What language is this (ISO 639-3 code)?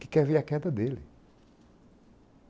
por